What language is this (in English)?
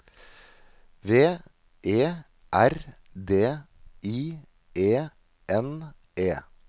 Norwegian